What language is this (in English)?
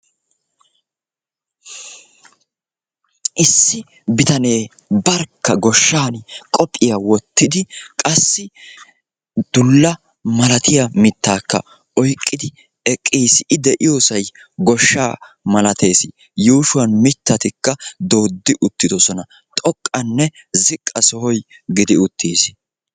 Wolaytta